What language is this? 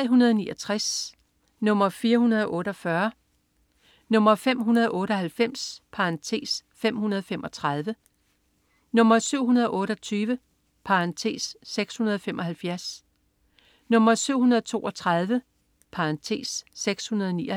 Danish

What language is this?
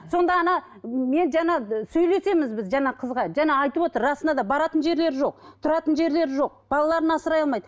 Kazakh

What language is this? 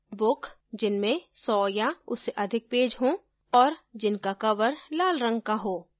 Hindi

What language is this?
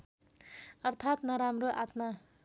Nepali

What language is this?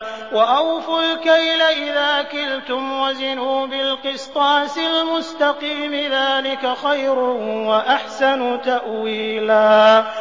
Arabic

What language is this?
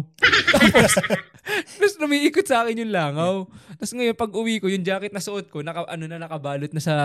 Filipino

